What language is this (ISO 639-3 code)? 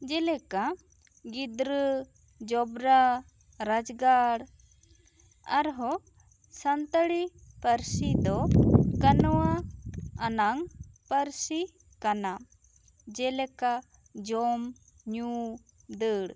sat